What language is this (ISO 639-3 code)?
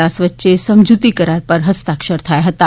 guj